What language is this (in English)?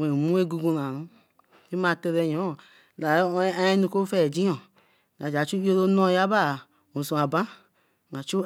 Eleme